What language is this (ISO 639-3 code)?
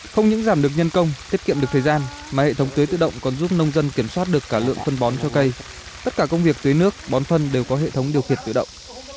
vie